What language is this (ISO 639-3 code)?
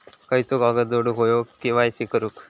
mar